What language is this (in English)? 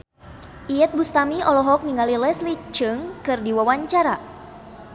Sundanese